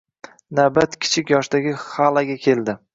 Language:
Uzbek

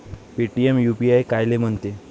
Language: Marathi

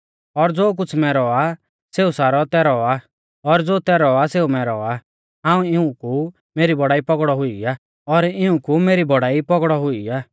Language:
Mahasu Pahari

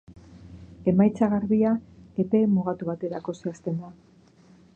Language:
Basque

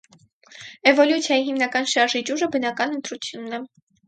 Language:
Armenian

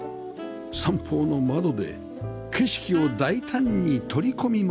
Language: Japanese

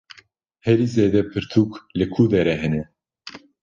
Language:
Kurdish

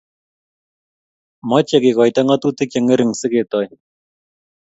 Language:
Kalenjin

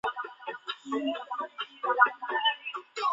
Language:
Chinese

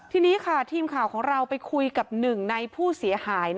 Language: Thai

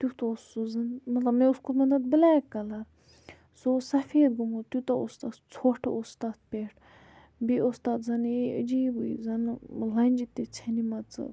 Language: Kashmiri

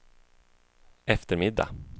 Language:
Swedish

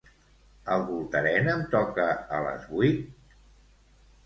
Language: Catalan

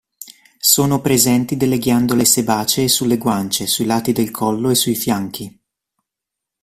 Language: Italian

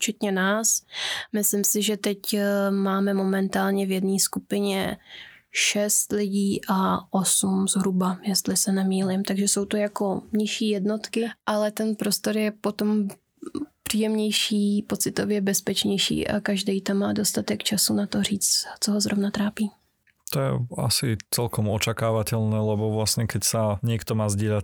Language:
Czech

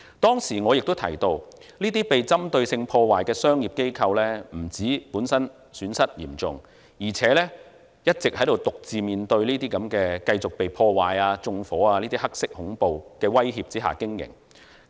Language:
Cantonese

